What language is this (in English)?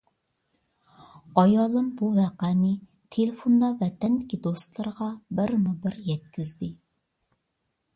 Uyghur